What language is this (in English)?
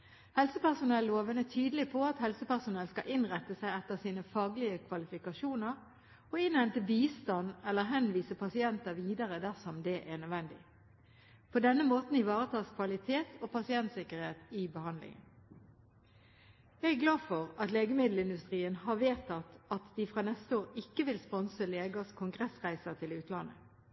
Norwegian Bokmål